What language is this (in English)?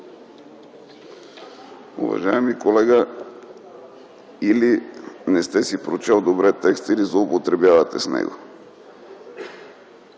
Bulgarian